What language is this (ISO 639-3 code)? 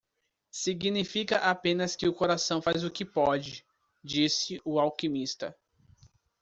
por